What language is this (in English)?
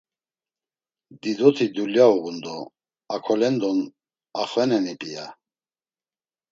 Laz